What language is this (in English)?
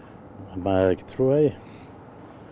Icelandic